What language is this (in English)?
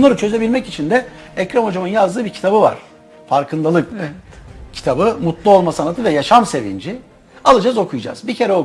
Turkish